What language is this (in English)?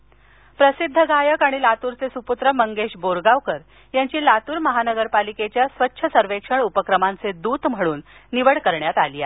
Marathi